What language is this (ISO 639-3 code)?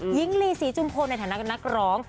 tha